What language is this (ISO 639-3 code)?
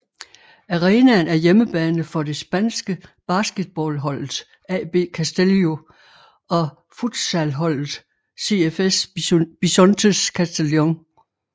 dan